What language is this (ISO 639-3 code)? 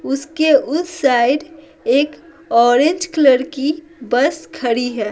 hin